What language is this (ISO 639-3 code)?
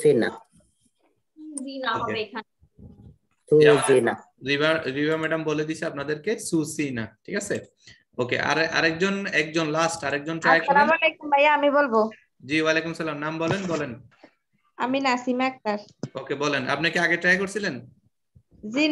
ita